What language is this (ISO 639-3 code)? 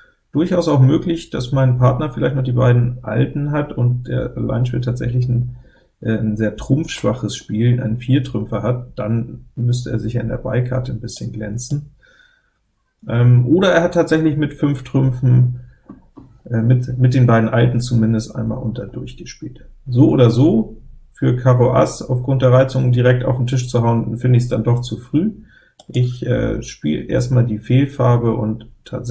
deu